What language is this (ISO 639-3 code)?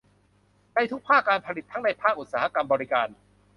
tha